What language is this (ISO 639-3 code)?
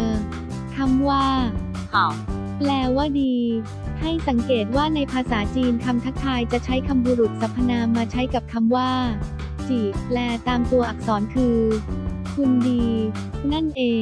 tha